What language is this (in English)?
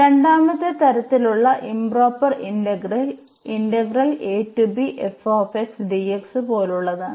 Malayalam